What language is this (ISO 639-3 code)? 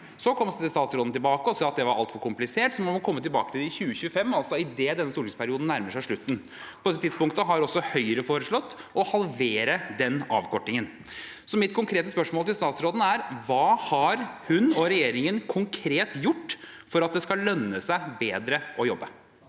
nor